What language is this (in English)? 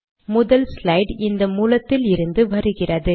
Tamil